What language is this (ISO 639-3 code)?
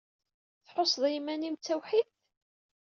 kab